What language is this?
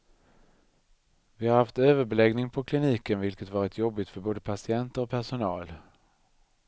Swedish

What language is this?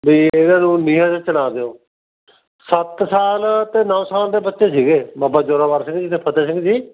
Punjabi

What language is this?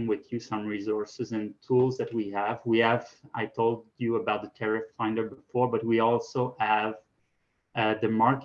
English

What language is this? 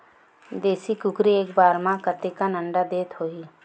Chhattisgarhi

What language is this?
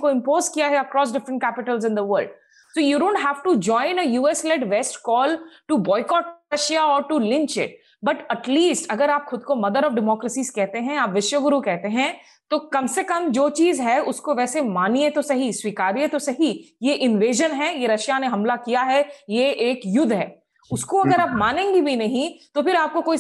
Hindi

